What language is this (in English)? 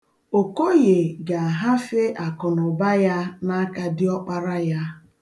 Igbo